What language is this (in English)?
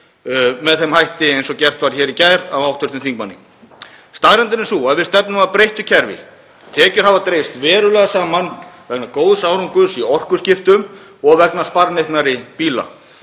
Icelandic